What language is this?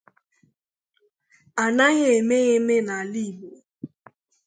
Igbo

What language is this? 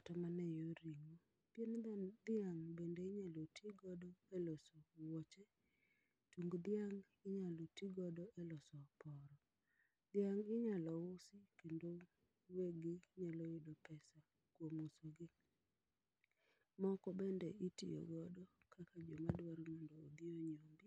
Luo (Kenya and Tanzania)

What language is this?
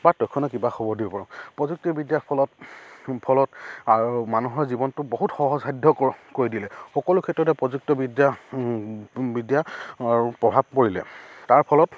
Assamese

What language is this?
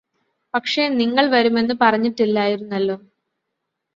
Malayalam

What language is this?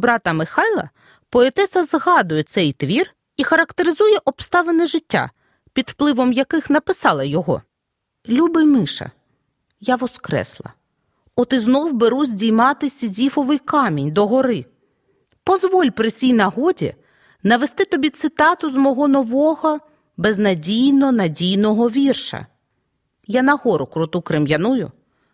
Ukrainian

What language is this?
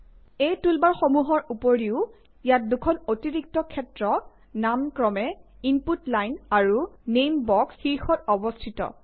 Assamese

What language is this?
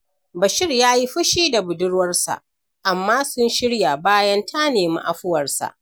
Hausa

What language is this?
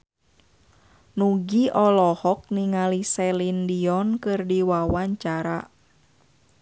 Sundanese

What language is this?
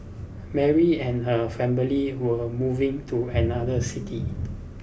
English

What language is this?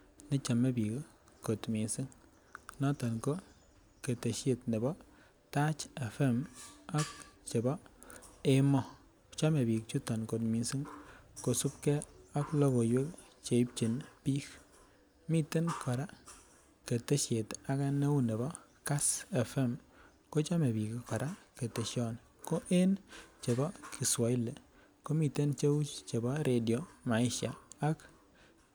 Kalenjin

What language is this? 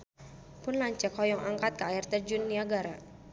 Sundanese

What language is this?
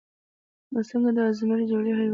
Pashto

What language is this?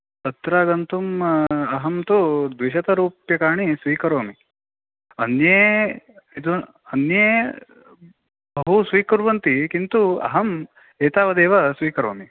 Sanskrit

